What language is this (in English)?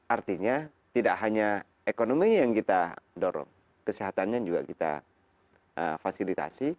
Indonesian